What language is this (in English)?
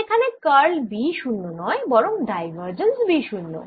Bangla